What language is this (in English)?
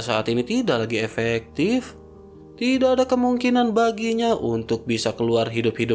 Indonesian